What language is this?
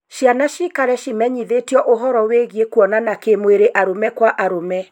Kikuyu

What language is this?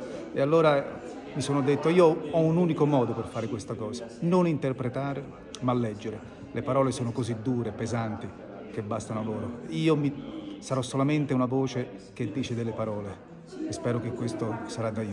Italian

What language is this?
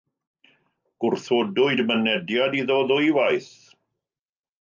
Welsh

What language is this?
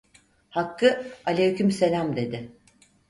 Turkish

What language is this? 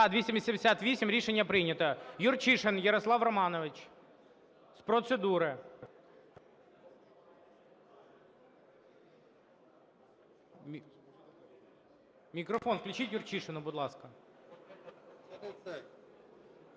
Ukrainian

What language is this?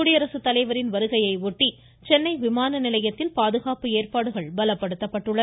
Tamil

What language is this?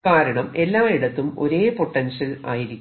Malayalam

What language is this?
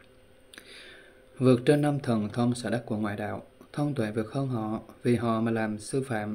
Vietnamese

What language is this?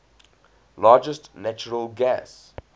English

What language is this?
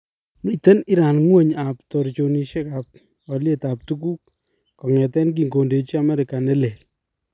Kalenjin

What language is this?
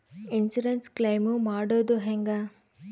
Kannada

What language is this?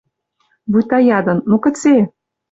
Western Mari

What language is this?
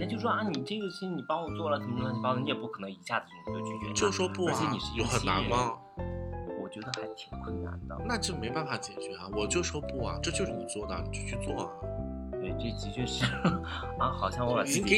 Chinese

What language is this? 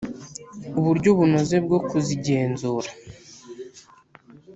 Kinyarwanda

